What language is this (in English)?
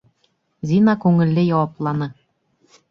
Bashkir